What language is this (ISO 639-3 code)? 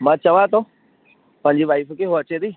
snd